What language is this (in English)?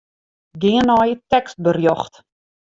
Western Frisian